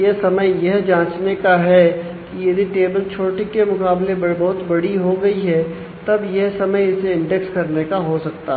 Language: Hindi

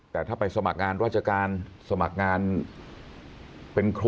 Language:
Thai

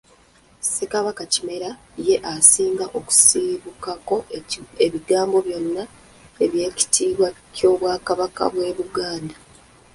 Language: Ganda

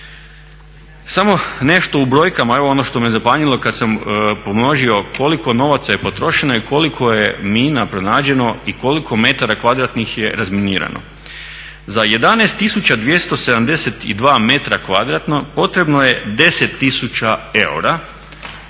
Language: Croatian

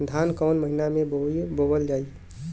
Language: Bhojpuri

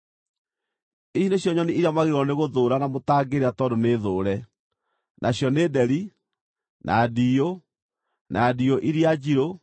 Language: Kikuyu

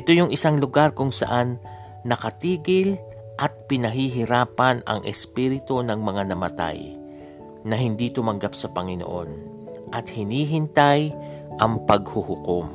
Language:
Filipino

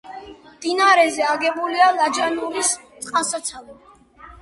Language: Georgian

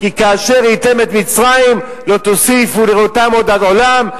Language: Hebrew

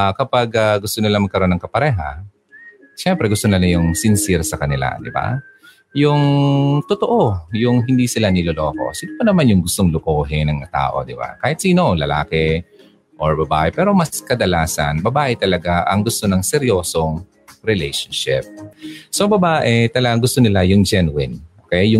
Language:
Filipino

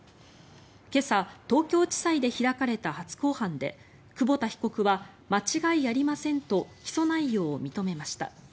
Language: Japanese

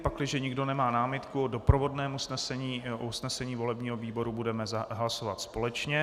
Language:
Czech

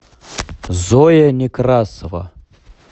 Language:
Russian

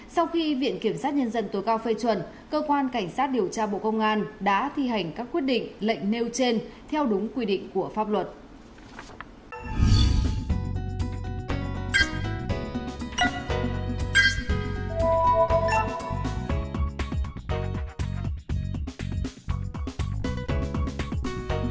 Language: Vietnamese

